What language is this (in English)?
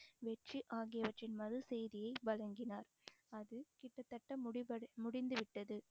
Tamil